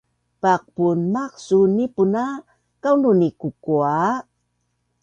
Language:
Bunun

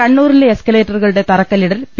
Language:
Malayalam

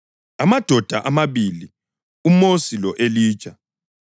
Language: North Ndebele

